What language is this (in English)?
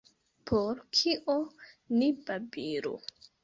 Esperanto